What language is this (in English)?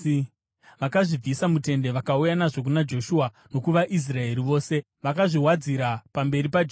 Shona